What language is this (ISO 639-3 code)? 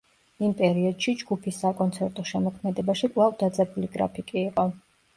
kat